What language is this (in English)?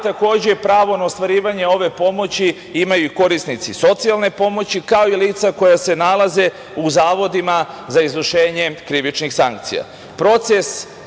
Serbian